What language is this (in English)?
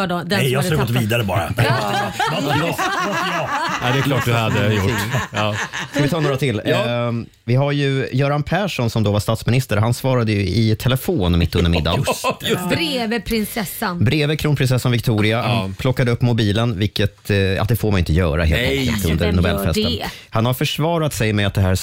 Swedish